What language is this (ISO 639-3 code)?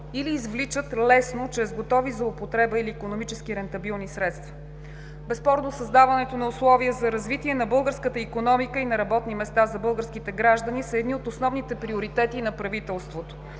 bul